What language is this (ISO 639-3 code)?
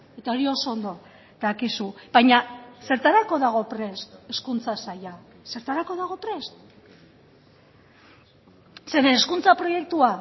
eus